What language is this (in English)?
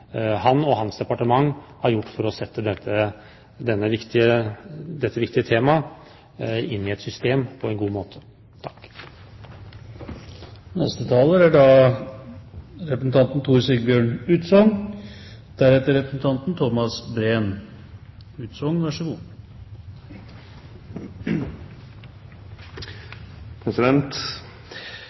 Norwegian Bokmål